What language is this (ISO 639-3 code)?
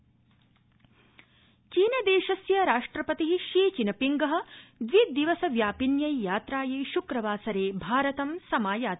san